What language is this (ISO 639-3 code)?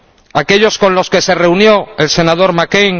spa